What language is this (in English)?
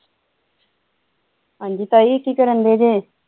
Punjabi